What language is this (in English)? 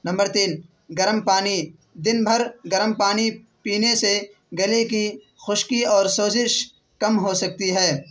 Urdu